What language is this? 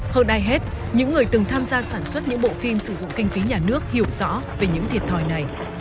Vietnamese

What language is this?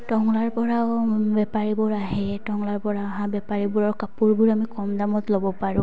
Assamese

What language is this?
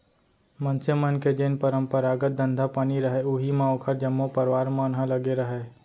Chhattisgarhi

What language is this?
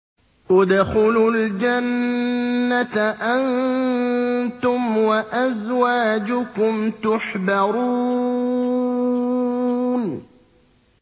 Arabic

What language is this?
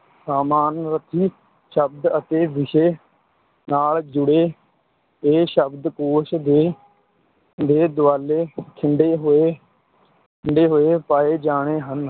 Punjabi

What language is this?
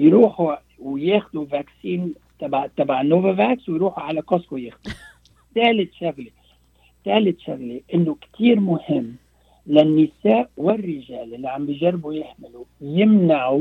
Arabic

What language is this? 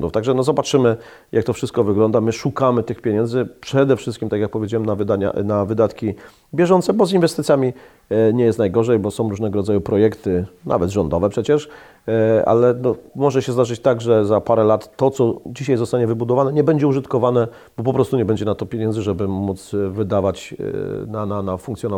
Polish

